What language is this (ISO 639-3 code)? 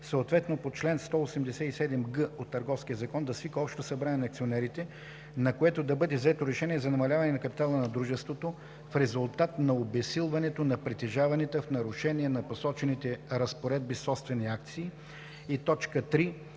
bul